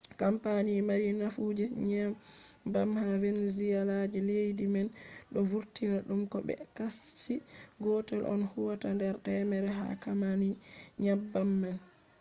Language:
Fula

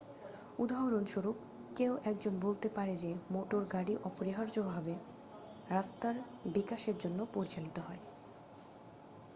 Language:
Bangla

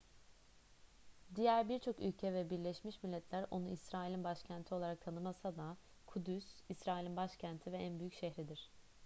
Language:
Turkish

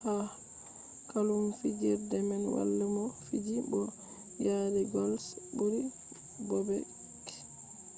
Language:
Fula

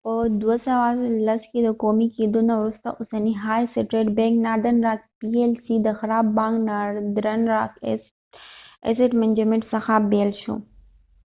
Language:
Pashto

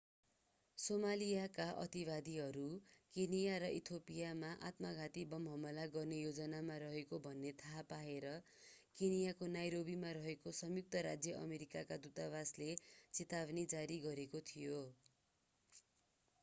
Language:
Nepali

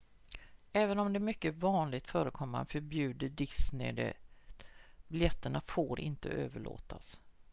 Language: Swedish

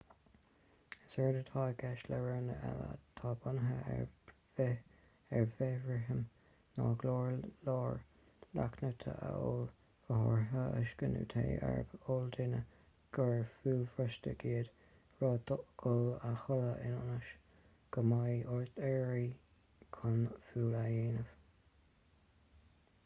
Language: Irish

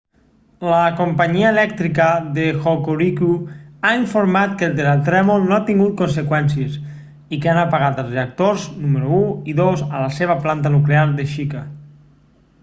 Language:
Catalan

